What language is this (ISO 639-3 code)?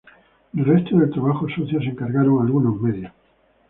spa